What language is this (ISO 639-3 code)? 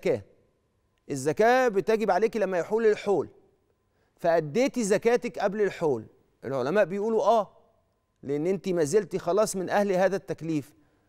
ara